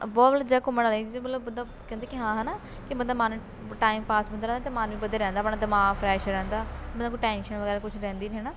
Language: Punjabi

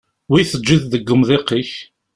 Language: Kabyle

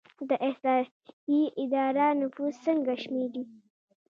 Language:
Pashto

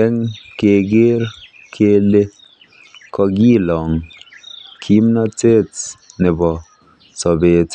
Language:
Kalenjin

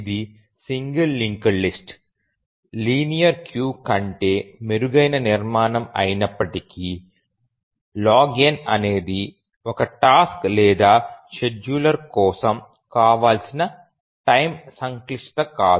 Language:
Telugu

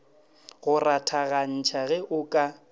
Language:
Northern Sotho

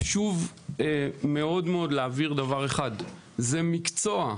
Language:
Hebrew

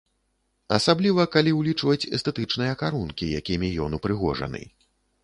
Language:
Belarusian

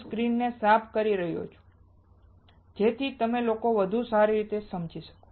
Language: Gujarati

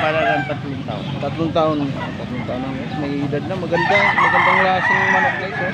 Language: Filipino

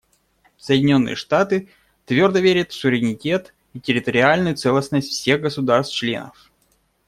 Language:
Russian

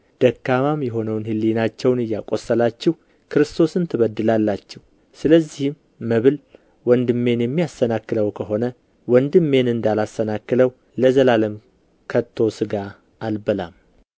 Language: Amharic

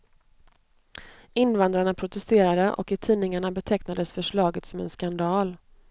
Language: Swedish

